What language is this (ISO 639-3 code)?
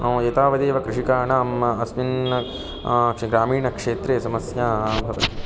san